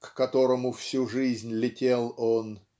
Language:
Russian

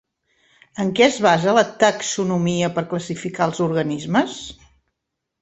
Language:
Catalan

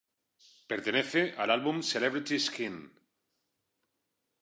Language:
Spanish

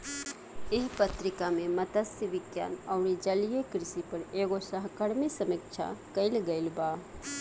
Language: Bhojpuri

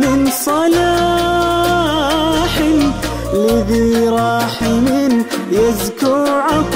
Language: Arabic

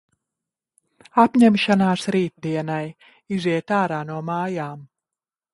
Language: Latvian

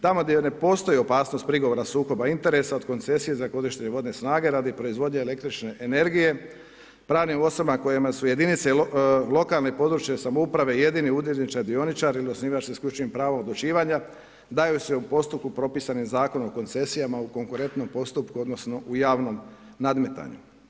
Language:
Croatian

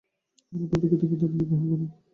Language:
Bangla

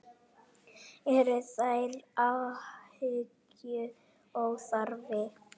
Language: Icelandic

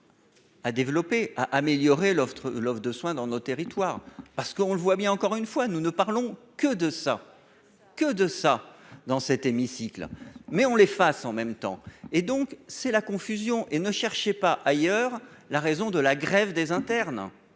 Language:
French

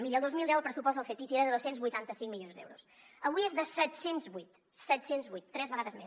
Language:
Catalan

